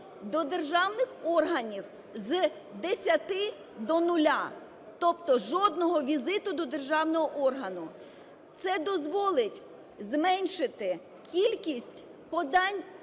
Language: Ukrainian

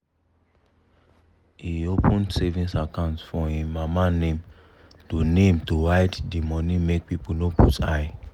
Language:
Nigerian Pidgin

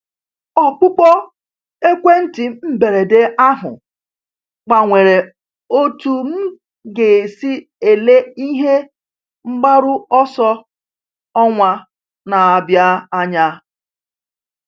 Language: Igbo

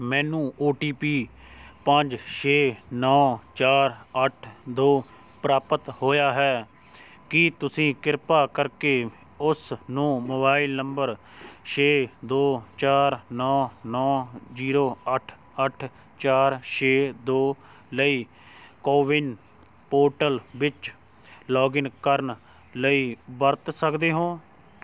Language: Punjabi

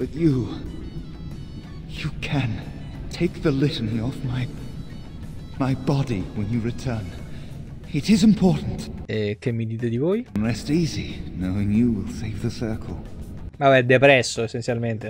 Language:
Italian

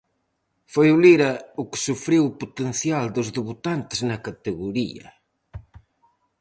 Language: Galician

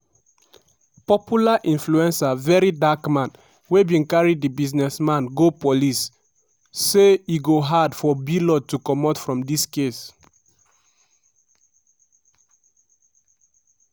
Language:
Nigerian Pidgin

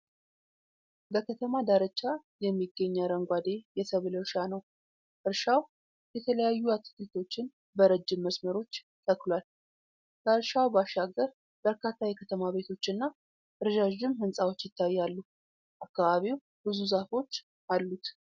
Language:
Amharic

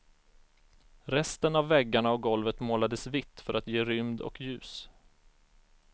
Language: Swedish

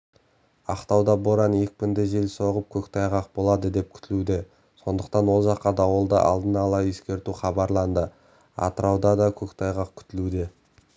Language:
Kazakh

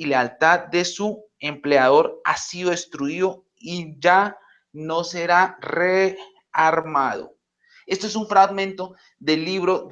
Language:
Spanish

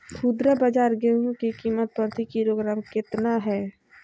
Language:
Magahi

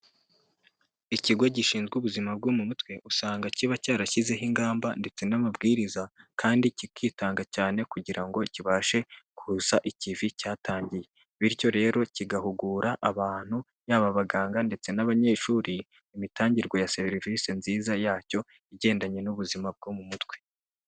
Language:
Kinyarwanda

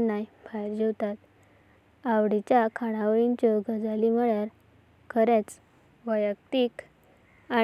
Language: Konkani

